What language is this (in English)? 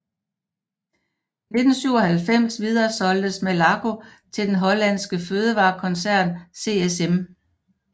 Danish